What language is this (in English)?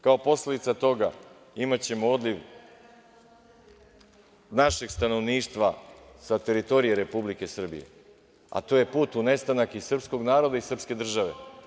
Serbian